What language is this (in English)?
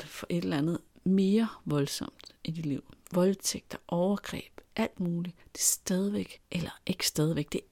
Danish